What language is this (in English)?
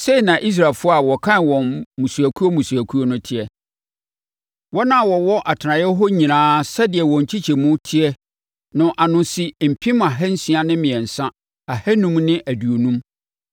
Akan